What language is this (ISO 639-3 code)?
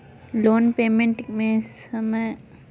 mag